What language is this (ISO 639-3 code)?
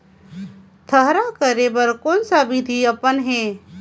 hne